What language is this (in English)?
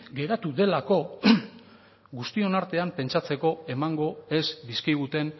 Basque